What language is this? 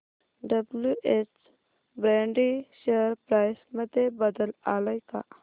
Marathi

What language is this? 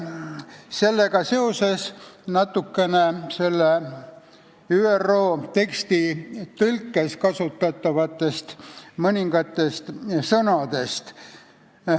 Estonian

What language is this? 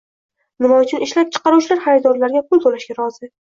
Uzbek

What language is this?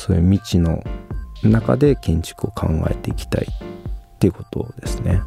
Japanese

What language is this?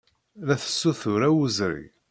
Kabyle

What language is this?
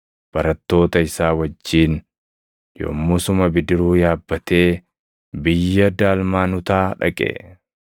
Oromo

